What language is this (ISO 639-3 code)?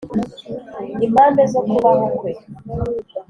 kin